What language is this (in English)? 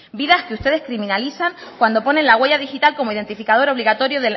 Spanish